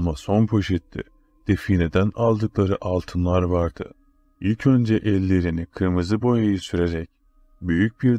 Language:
Turkish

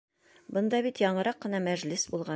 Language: Bashkir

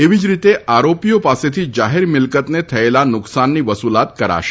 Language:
Gujarati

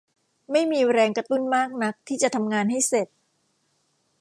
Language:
Thai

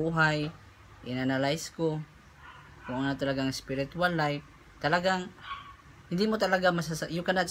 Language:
Filipino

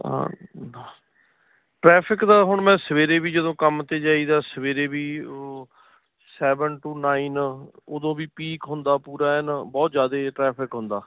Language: Punjabi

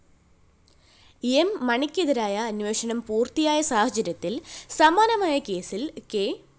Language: Malayalam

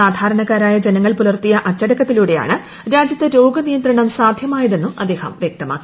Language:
Malayalam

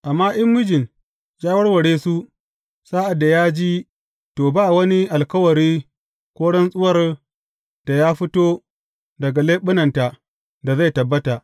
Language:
Hausa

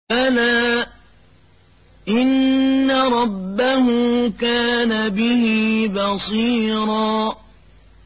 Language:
Arabic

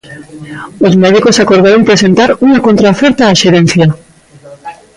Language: Galician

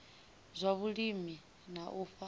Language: Venda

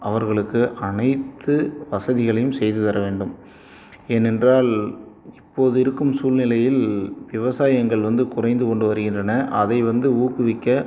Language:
Tamil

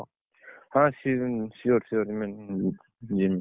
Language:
Odia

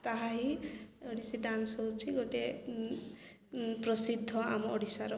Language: Odia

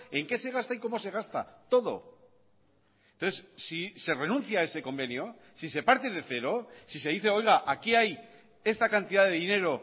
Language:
Spanish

